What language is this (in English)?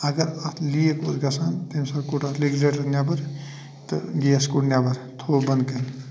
Kashmiri